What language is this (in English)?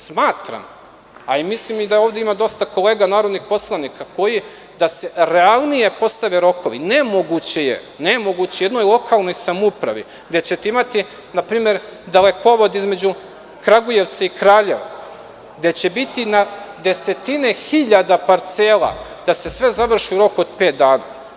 Serbian